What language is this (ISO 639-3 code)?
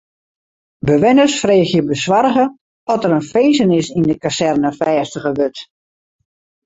fry